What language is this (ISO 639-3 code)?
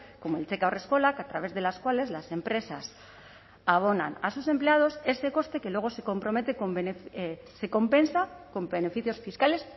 spa